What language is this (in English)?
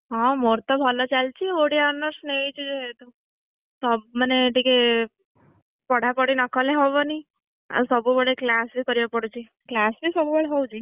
Odia